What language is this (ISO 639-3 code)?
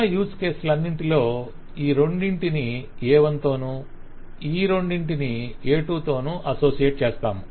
tel